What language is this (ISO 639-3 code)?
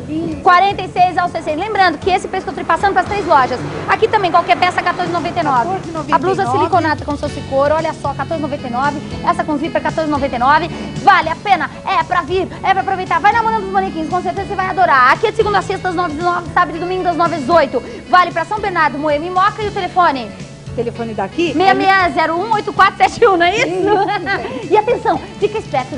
por